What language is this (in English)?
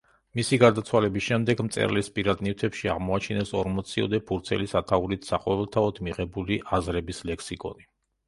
Georgian